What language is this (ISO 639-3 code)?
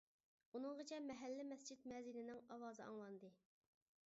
uig